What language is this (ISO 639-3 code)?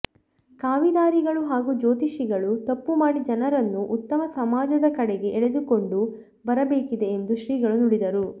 kan